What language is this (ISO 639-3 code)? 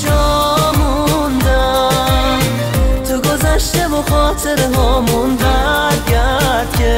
fas